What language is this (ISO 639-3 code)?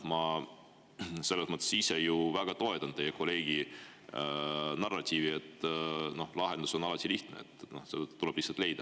est